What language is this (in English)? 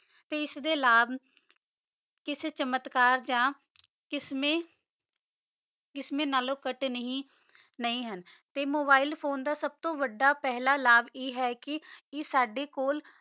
Punjabi